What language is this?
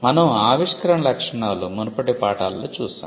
Telugu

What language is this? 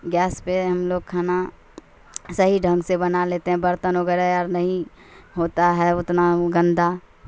Urdu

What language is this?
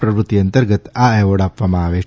Gujarati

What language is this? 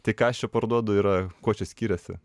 Lithuanian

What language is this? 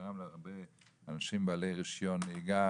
Hebrew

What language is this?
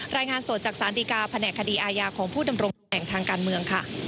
Thai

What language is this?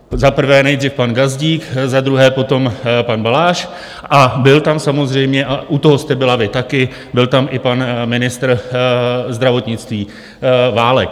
Czech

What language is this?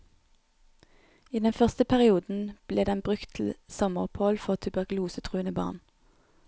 Norwegian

